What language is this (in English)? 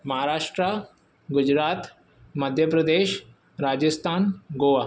Sindhi